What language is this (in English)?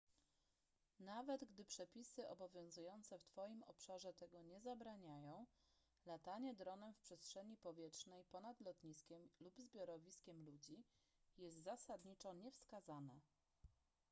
Polish